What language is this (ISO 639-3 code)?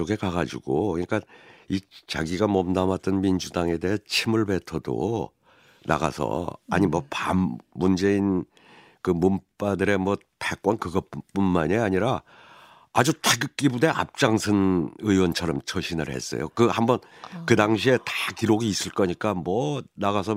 kor